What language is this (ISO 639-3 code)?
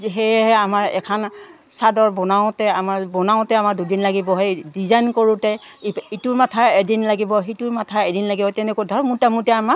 asm